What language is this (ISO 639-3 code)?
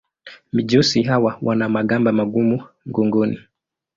swa